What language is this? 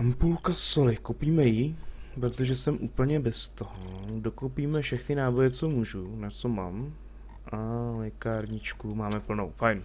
Czech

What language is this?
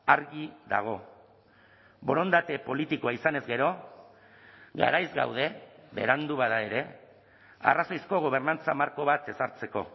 Basque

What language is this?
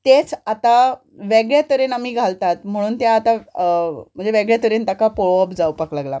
Konkani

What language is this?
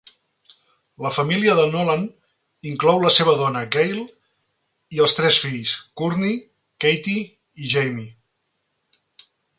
Catalan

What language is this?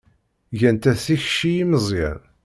Kabyle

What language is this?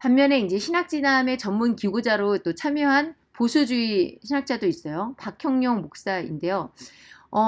Korean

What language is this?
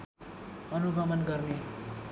Nepali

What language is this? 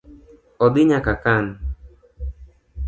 Luo (Kenya and Tanzania)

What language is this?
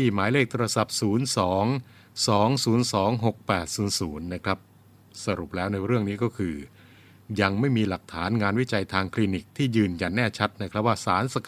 Thai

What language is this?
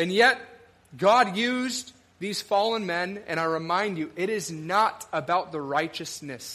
English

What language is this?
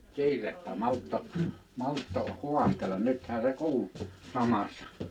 Finnish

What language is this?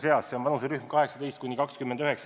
Estonian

